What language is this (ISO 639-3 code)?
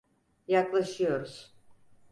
tur